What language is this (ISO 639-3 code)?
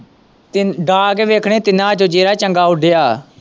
pan